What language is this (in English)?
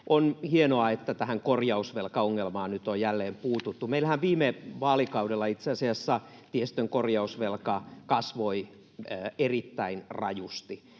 Finnish